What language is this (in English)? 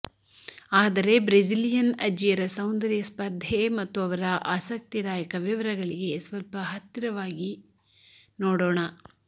Kannada